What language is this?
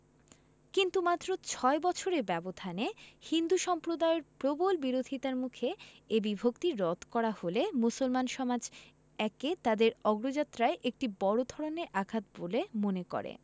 Bangla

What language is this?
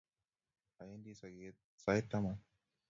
Kalenjin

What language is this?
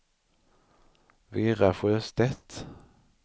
Swedish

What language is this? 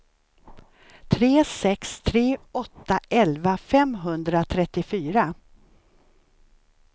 Swedish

